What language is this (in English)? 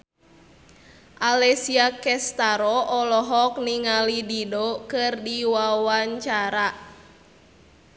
Sundanese